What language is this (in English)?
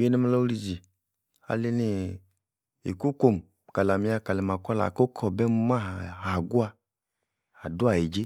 Yace